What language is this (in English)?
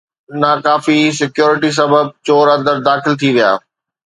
Sindhi